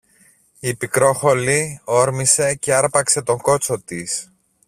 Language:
Greek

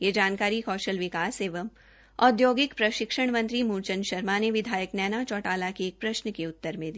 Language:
Hindi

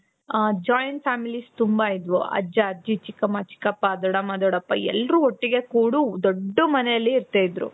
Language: Kannada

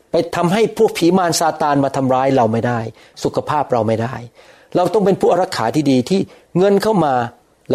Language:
Thai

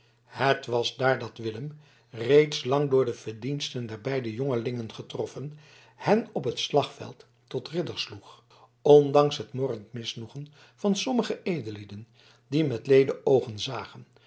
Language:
Dutch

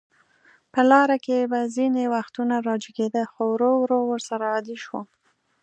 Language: Pashto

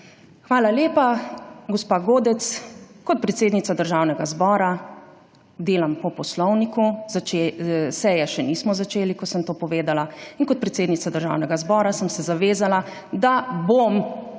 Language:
Slovenian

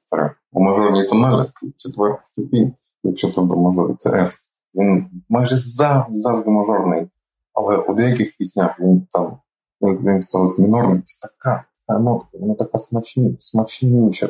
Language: Ukrainian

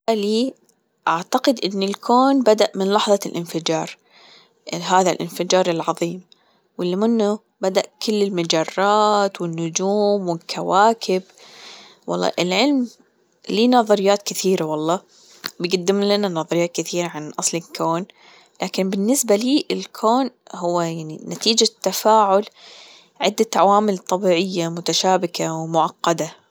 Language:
Gulf Arabic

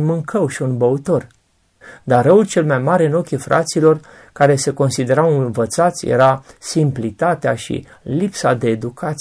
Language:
Romanian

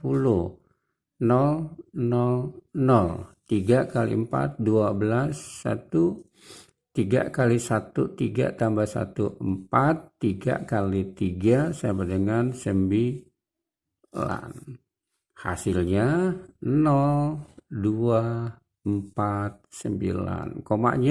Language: Indonesian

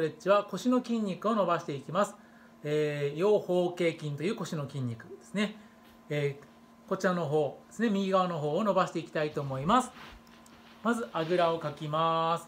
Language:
Japanese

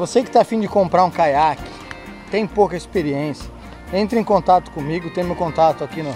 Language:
Portuguese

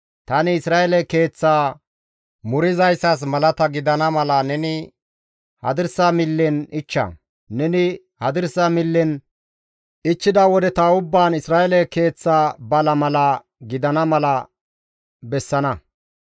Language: Gamo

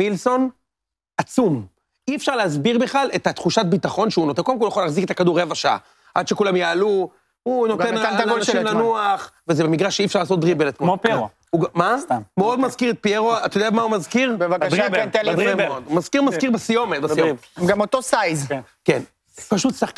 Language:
Hebrew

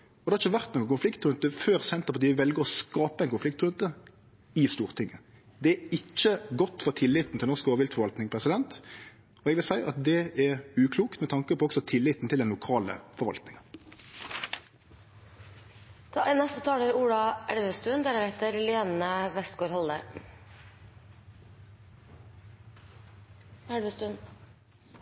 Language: Norwegian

